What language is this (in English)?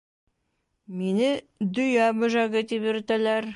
Bashkir